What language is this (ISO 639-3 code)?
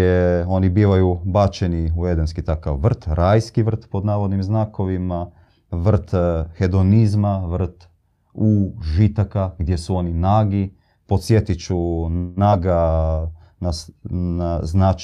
hrv